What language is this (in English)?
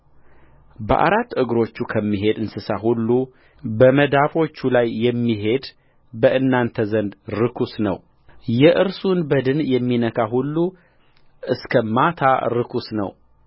Amharic